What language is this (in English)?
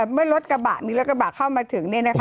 Thai